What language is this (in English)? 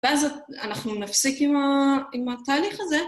Hebrew